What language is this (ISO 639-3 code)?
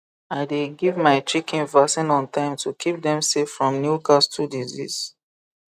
pcm